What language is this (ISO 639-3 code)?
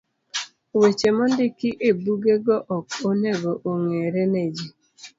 luo